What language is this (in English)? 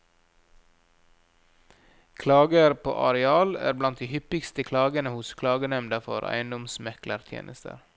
Norwegian